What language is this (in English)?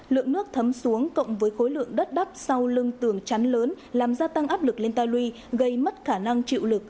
Vietnamese